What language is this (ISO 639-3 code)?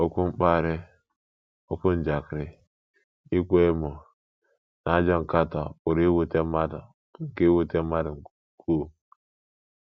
ibo